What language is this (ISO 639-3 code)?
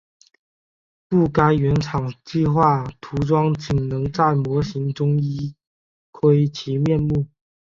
zho